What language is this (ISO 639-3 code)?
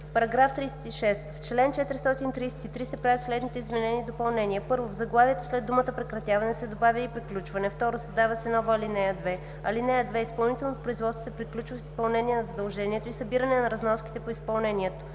bul